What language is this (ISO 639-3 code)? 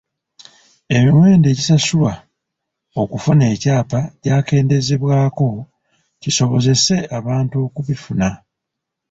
lug